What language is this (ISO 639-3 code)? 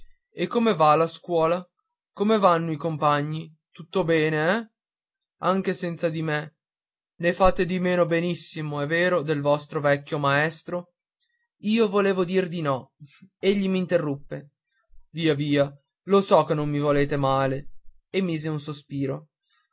ita